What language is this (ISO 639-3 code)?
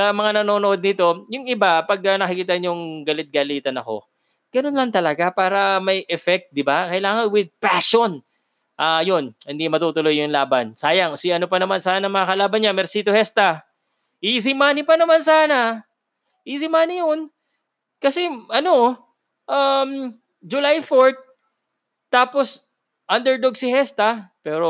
fil